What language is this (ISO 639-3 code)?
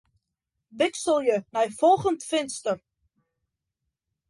fry